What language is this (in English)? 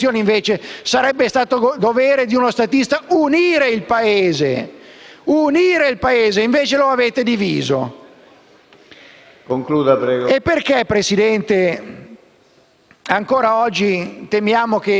Italian